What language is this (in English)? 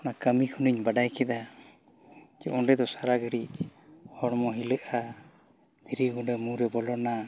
Santali